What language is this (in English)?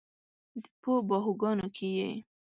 Pashto